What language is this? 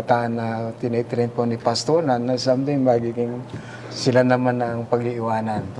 Filipino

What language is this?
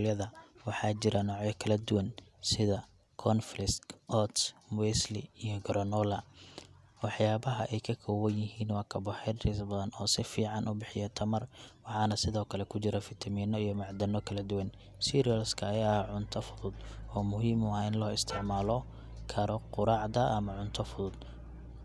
Somali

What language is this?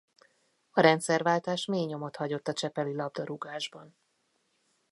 Hungarian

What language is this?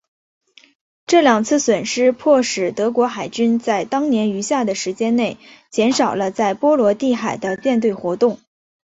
Chinese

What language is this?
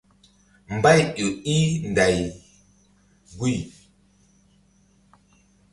Mbum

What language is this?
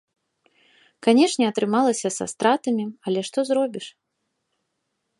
Belarusian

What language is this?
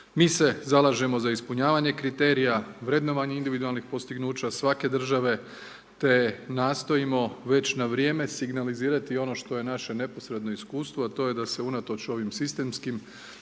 Croatian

